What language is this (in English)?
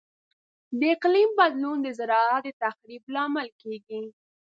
Pashto